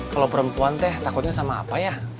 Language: Indonesian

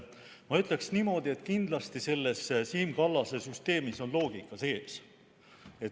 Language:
Estonian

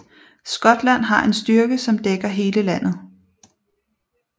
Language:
Danish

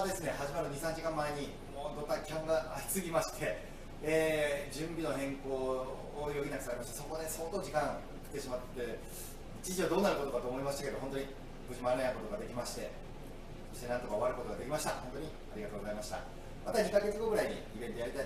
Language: Japanese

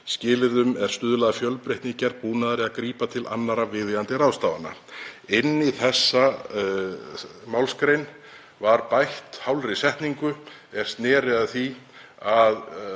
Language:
Icelandic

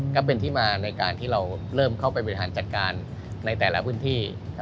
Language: Thai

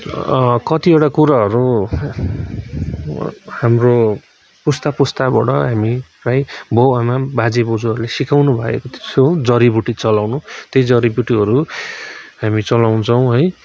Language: Nepali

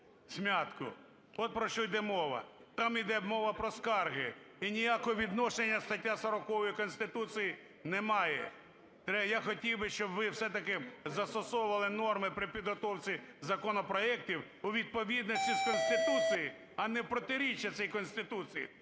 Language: Ukrainian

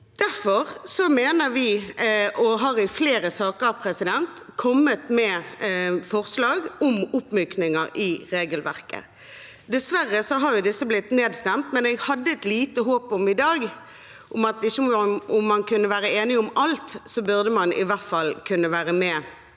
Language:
Norwegian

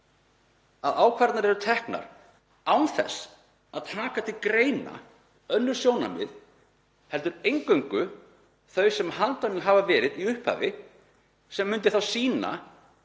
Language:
Icelandic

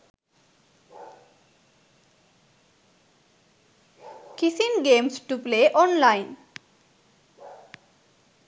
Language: Sinhala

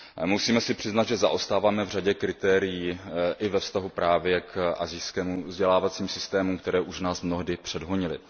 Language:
Czech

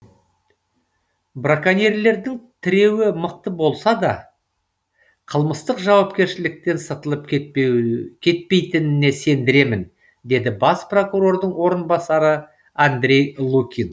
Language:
Kazakh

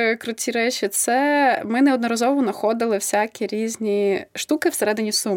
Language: Ukrainian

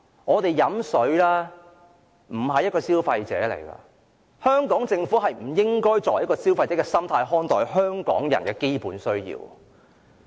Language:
Cantonese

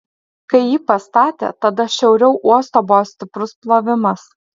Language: Lithuanian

